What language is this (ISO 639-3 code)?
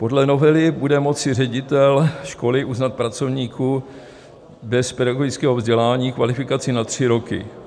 ces